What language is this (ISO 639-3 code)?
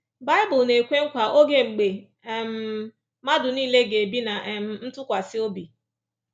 ibo